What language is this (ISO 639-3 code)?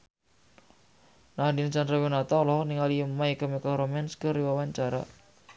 sun